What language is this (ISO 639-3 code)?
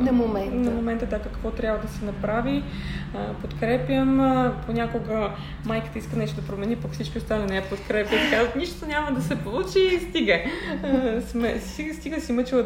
bul